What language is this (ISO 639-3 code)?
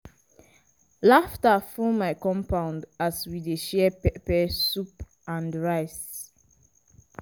pcm